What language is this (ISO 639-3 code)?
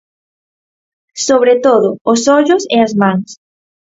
glg